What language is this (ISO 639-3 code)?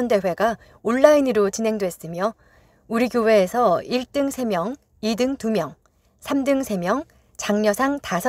kor